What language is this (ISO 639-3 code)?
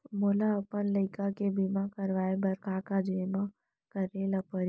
hne